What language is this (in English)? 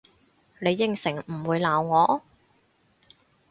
Cantonese